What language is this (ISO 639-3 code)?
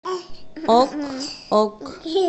rus